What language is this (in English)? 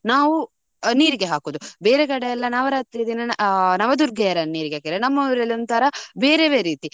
Kannada